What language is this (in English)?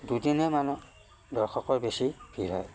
Assamese